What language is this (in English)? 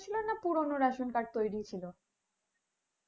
Bangla